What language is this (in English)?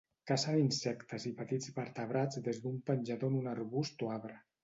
Catalan